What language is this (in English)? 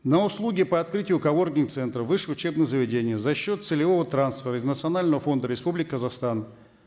Kazakh